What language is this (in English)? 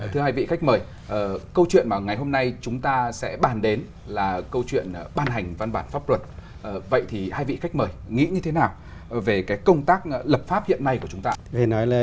Vietnamese